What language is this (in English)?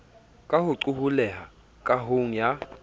Southern Sotho